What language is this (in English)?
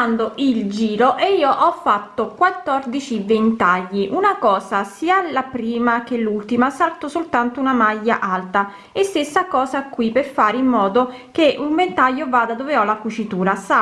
Italian